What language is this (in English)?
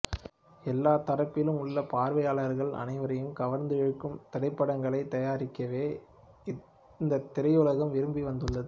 Tamil